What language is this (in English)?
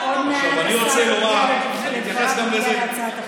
Hebrew